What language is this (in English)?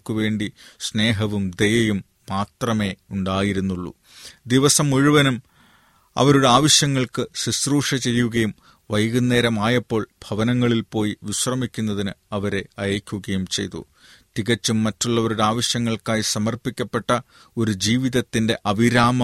Malayalam